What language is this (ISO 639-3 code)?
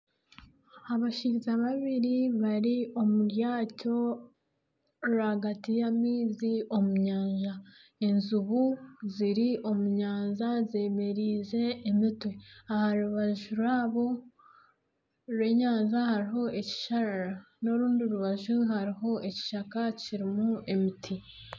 nyn